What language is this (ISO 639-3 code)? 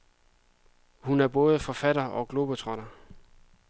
dan